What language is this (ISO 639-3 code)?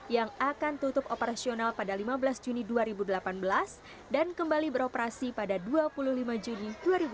ind